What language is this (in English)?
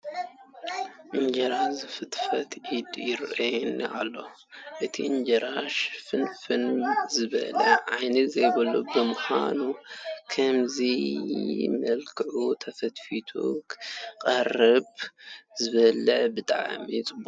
Tigrinya